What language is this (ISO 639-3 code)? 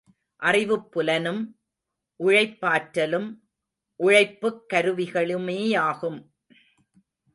tam